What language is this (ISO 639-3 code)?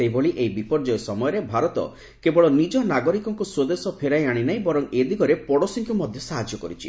ori